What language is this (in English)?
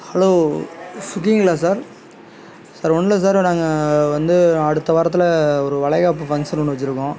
Tamil